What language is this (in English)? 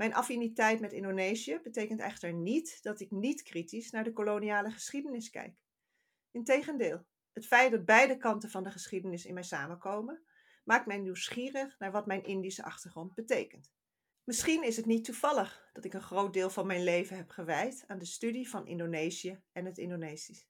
Dutch